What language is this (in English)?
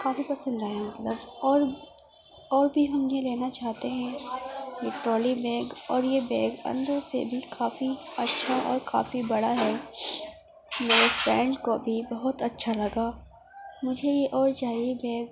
Urdu